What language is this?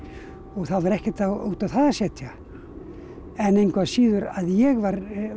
Icelandic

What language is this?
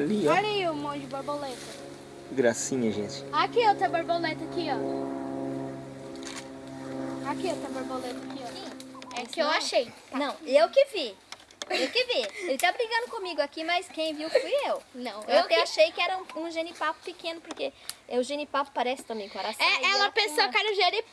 Portuguese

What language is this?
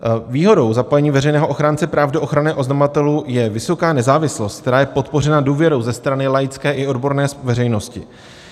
Czech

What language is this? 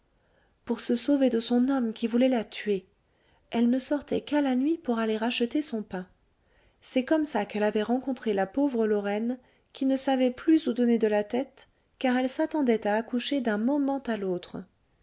French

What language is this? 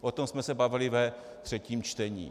Czech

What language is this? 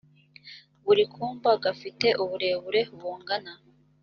Kinyarwanda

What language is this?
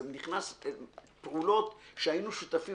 Hebrew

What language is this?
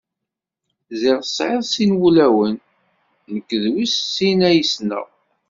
Kabyle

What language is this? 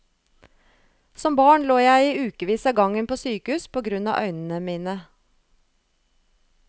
Norwegian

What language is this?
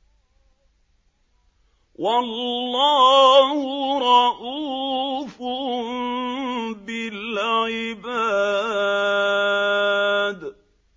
Arabic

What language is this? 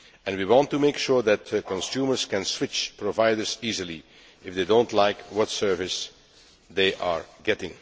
English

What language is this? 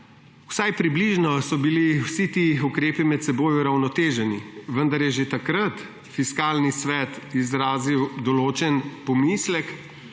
Slovenian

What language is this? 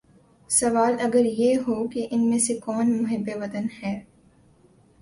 Urdu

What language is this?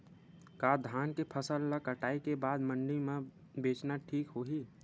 Chhattisgarhi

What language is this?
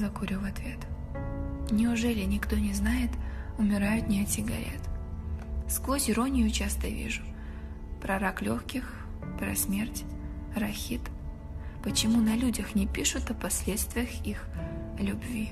Russian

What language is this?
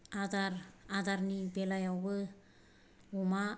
Bodo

